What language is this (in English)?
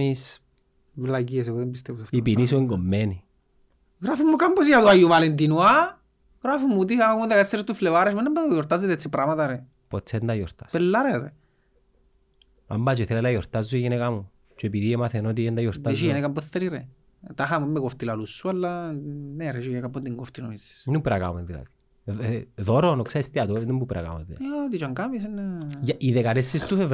Greek